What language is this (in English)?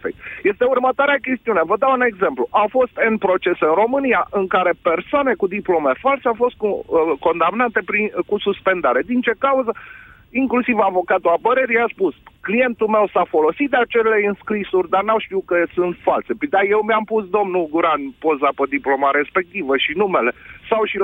Romanian